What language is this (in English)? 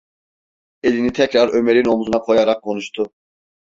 Turkish